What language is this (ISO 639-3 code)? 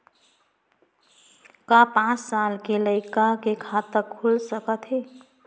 hne